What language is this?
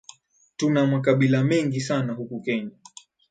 Swahili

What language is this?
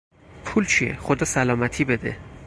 Persian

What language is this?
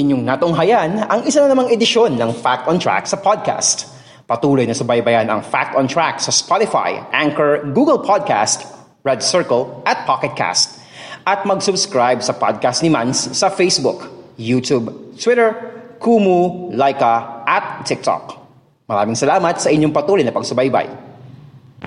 Filipino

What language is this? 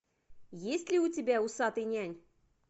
Russian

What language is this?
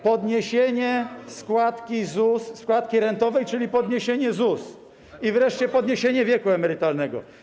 Polish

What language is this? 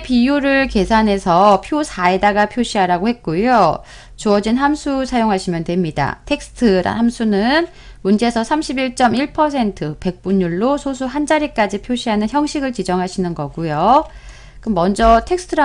Korean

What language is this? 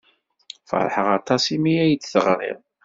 Kabyle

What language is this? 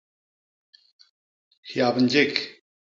Basaa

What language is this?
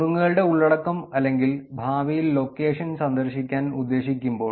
Malayalam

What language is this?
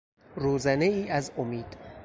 Persian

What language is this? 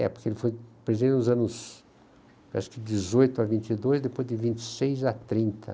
Portuguese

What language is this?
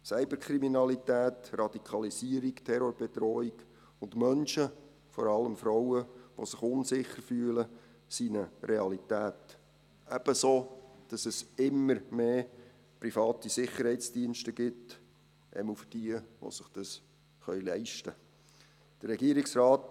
Swiss German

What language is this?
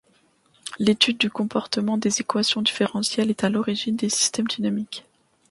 French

